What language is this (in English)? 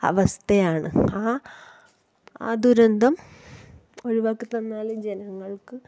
Malayalam